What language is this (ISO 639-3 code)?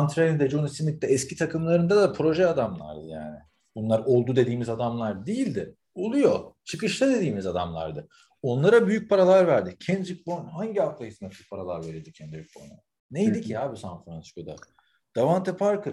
tur